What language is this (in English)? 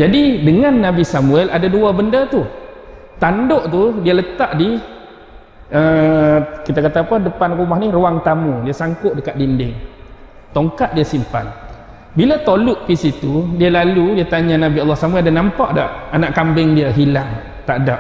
Malay